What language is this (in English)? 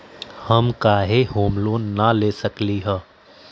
Magahi